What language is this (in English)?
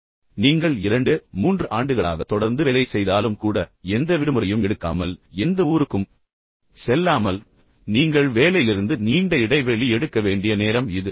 Tamil